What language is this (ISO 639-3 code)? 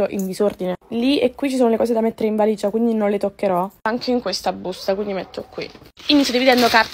ita